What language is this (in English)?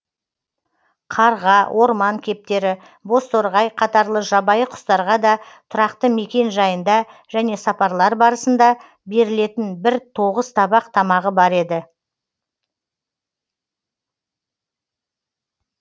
Kazakh